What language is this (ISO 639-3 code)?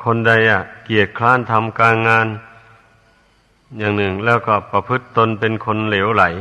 tha